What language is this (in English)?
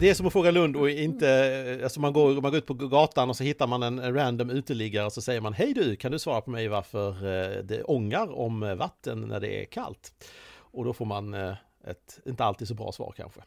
Swedish